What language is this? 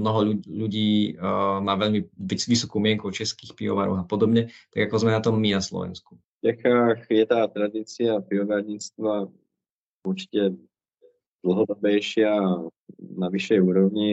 Slovak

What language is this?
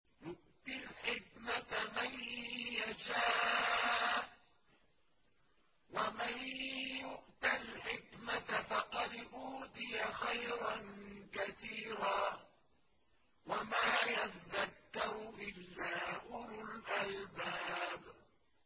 Arabic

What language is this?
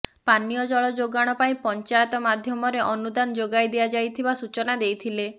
Odia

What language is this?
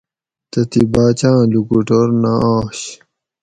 Gawri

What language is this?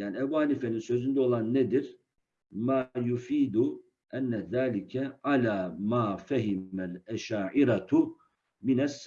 Turkish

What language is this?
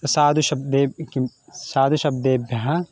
Sanskrit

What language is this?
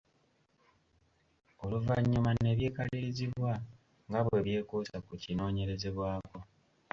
Ganda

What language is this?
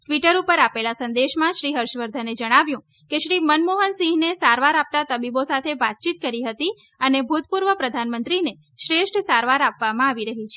Gujarati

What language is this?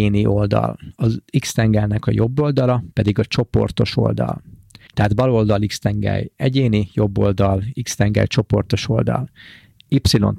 Hungarian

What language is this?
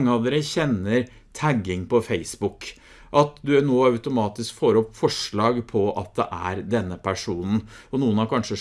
Norwegian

